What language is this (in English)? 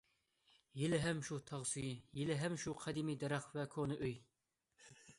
Uyghur